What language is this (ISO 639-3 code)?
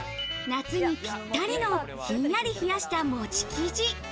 jpn